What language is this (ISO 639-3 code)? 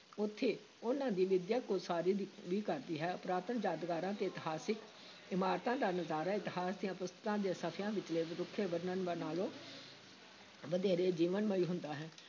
pan